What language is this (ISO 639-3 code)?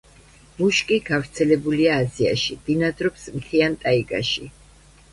kat